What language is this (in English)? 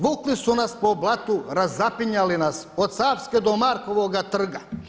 Croatian